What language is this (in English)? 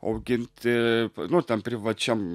Lithuanian